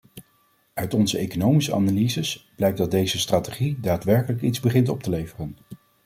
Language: Dutch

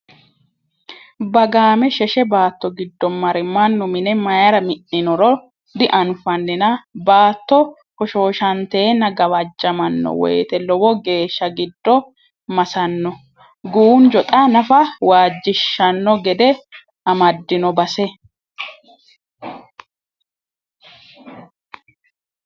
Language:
Sidamo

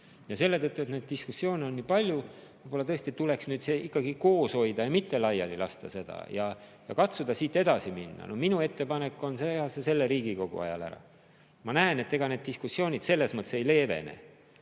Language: Estonian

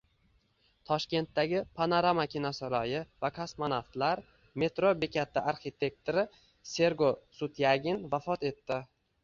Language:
Uzbek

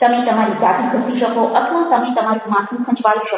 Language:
Gujarati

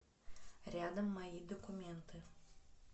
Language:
Russian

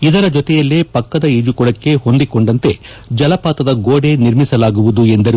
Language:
Kannada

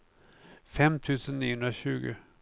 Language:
Swedish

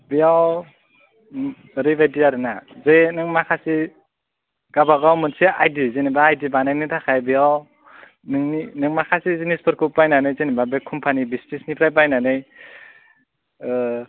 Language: Bodo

